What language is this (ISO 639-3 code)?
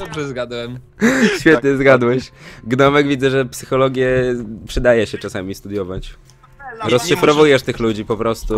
pol